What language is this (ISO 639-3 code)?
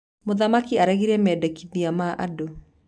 kik